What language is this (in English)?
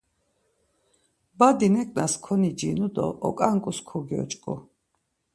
Laz